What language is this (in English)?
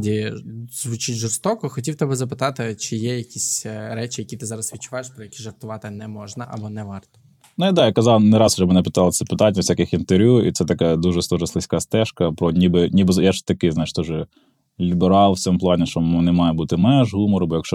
Ukrainian